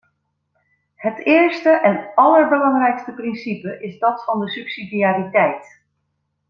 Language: Dutch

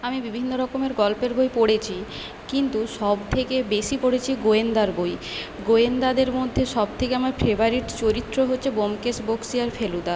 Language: Bangla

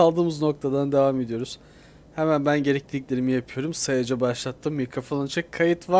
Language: Turkish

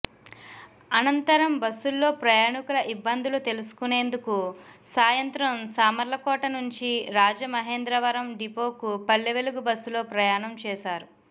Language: Telugu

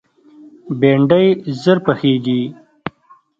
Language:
Pashto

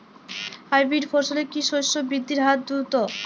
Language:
Bangla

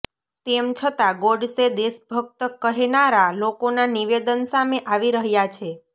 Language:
Gujarati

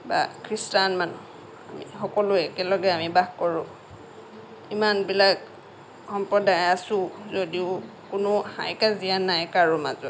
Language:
Assamese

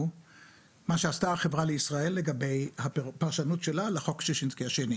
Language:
Hebrew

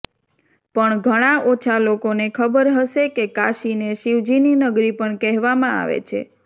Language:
Gujarati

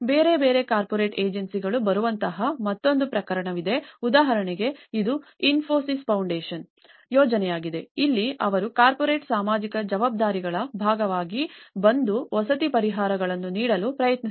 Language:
Kannada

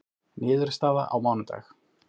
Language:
Icelandic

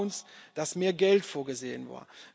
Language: German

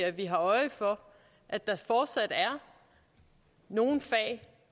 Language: Danish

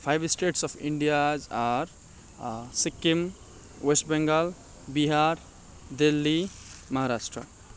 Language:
Nepali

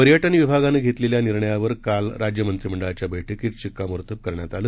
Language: Marathi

